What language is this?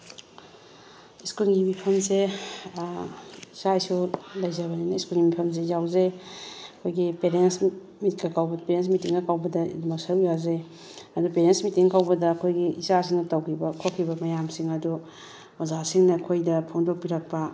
Manipuri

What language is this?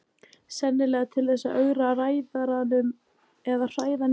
Icelandic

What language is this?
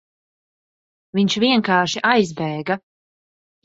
Latvian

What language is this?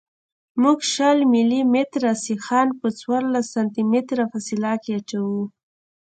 Pashto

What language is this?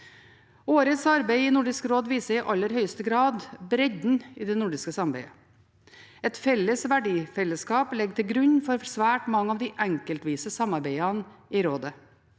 Norwegian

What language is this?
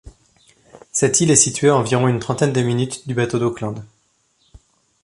French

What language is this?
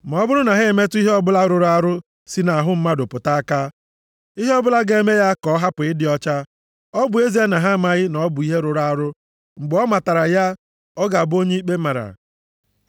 Igbo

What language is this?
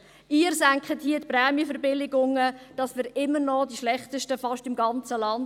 Swiss German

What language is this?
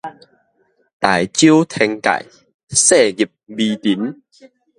Min Nan Chinese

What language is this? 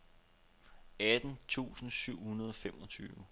Danish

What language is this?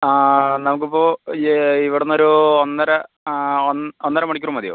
Malayalam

